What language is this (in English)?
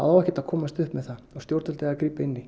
Icelandic